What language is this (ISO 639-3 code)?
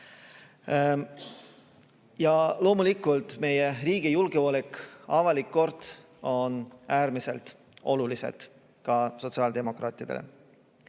est